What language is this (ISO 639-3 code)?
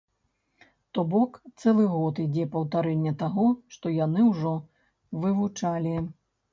bel